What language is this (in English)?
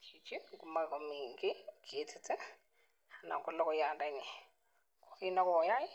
Kalenjin